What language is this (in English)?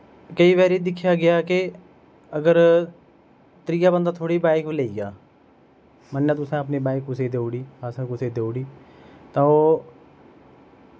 Dogri